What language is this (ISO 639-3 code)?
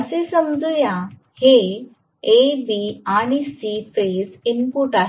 mar